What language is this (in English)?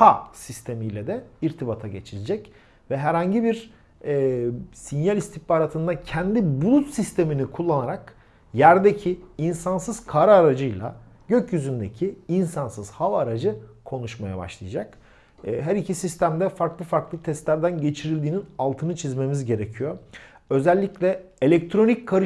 Turkish